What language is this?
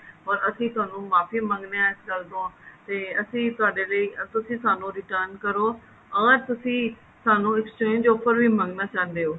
Punjabi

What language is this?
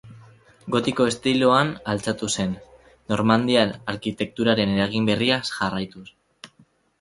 Basque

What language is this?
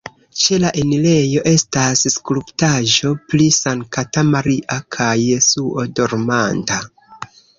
Esperanto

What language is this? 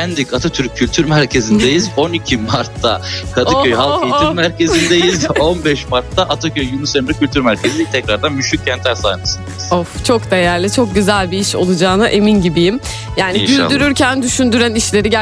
Turkish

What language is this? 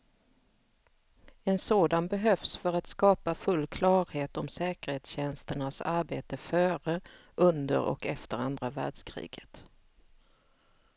Swedish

